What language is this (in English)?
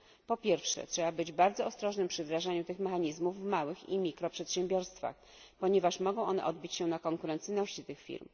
Polish